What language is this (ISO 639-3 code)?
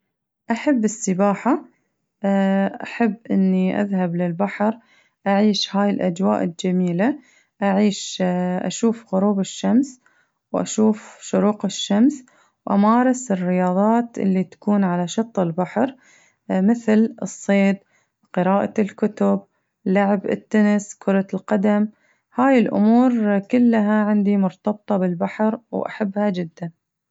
ars